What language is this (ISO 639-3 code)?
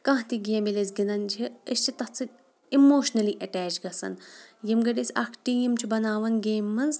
kas